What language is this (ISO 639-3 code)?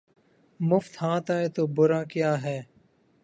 urd